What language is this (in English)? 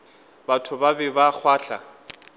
Northern Sotho